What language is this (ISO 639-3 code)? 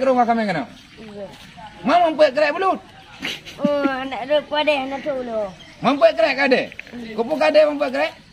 msa